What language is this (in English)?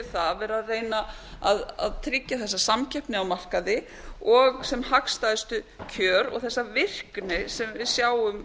Icelandic